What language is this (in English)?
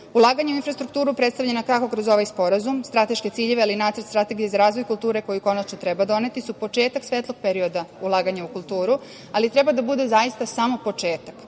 Serbian